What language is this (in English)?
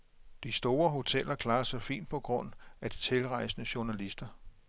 Danish